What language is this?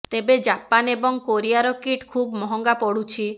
Odia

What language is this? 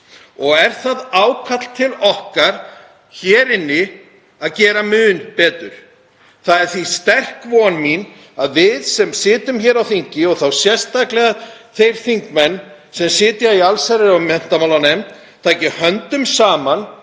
Icelandic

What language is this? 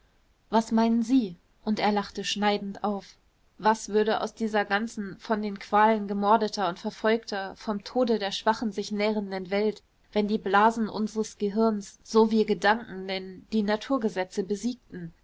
German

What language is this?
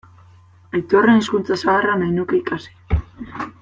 Basque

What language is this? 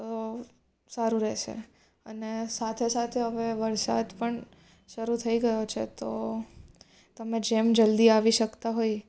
Gujarati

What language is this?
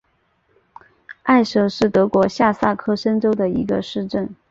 Chinese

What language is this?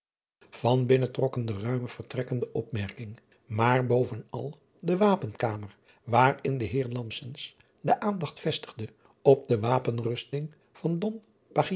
Dutch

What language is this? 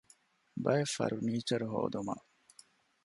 Divehi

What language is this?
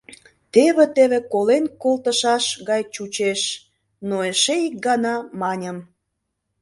Mari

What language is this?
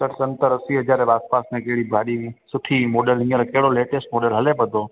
Sindhi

